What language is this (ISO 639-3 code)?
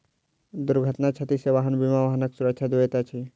mai